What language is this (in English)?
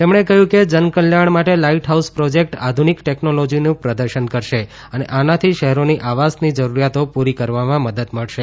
Gujarati